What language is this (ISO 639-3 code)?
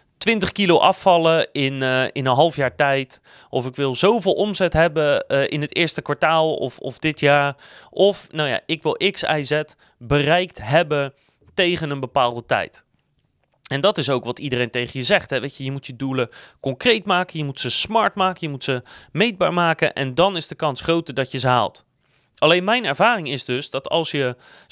nld